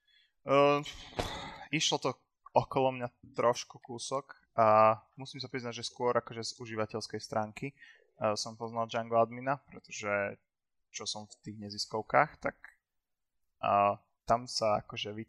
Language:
Slovak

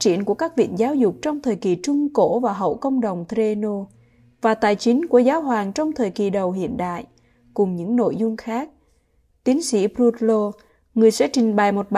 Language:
Vietnamese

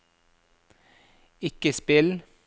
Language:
Norwegian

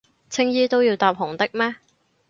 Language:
Cantonese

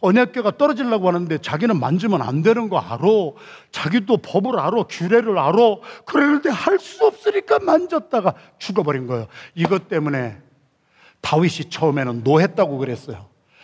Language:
Korean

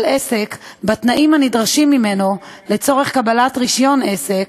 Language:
Hebrew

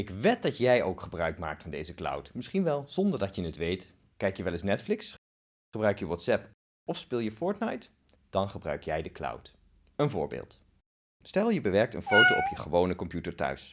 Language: Dutch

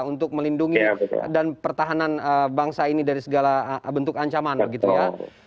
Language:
Indonesian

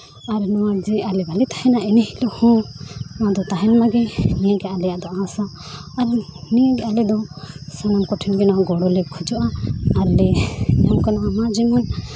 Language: Santali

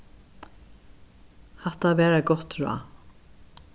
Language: Faroese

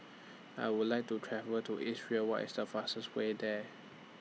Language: English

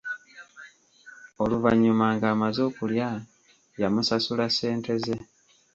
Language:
Ganda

